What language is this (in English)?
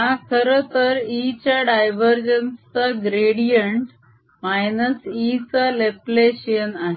Marathi